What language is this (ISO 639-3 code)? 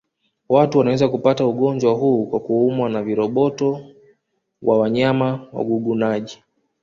swa